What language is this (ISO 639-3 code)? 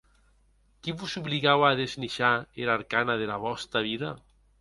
oci